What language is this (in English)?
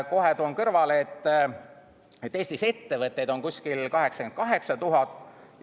Estonian